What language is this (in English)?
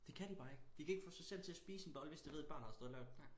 Danish